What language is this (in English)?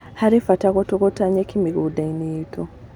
Kikuyu